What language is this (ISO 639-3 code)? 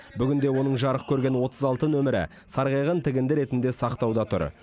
kaz